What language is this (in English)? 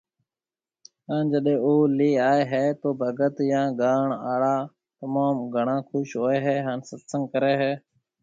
Marwari (Pakistan)